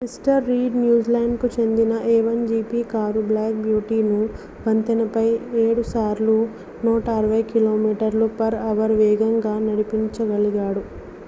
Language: Telugu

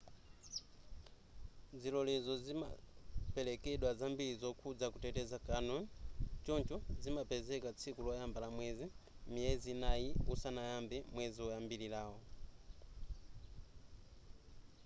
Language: Nyanja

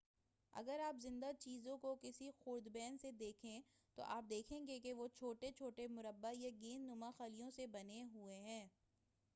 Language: Urdu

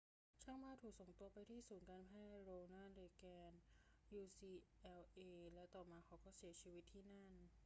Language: Thai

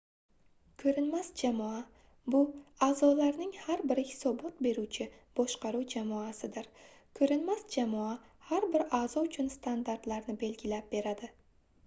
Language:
Uzbek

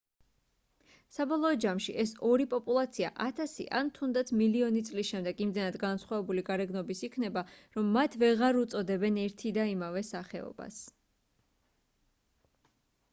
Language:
Georgian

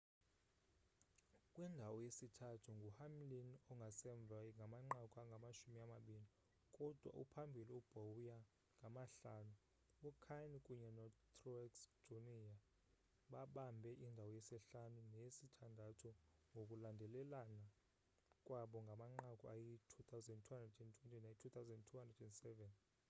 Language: Xhosa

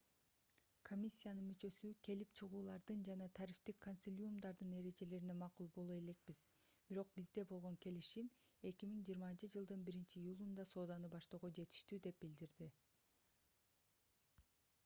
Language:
Kyrgyz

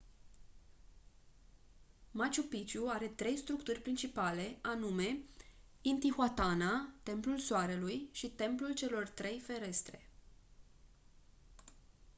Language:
Romanian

